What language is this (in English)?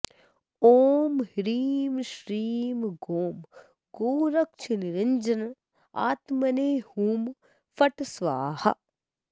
Sanskrit